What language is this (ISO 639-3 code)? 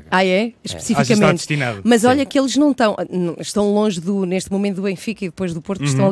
por